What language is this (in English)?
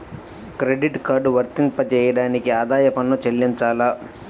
Telugu